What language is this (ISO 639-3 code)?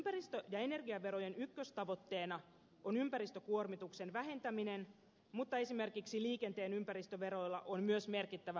fin